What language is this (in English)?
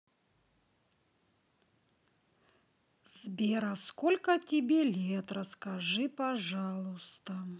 Russian